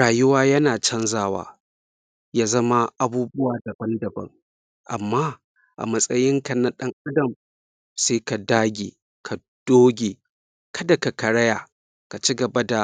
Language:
Hausa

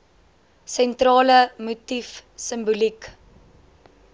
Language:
Afrikaans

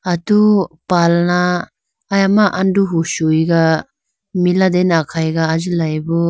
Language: Idu-Mishmi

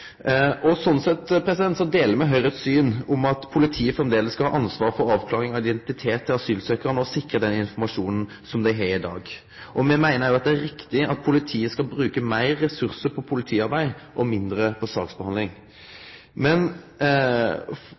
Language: Norwegian Nynorsk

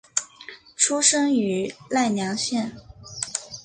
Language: Chinese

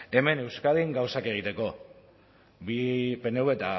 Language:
Basque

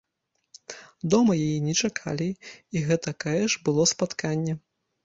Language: Belarusian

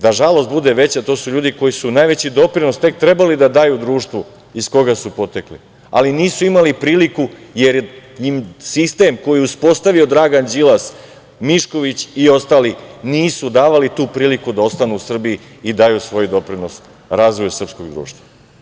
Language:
Serbian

